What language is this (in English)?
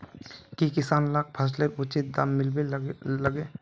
Magahi